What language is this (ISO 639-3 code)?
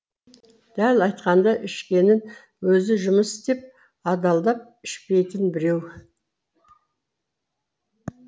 kaz